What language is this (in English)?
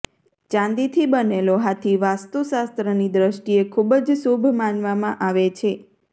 Gujarati